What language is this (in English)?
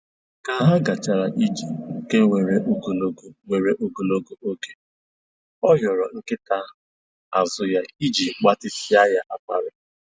Igbo